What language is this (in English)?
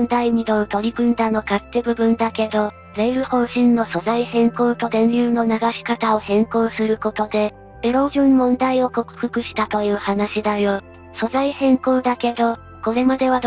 Japanese